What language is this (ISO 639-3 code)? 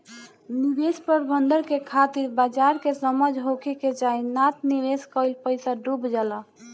bho